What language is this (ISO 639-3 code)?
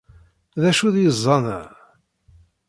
kab